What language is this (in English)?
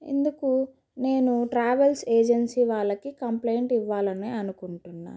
Telugu